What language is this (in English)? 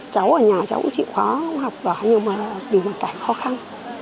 Vietnamese